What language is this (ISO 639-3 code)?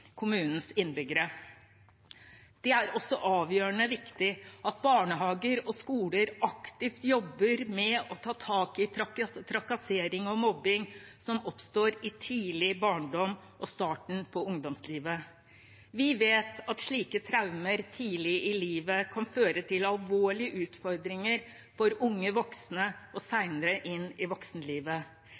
nob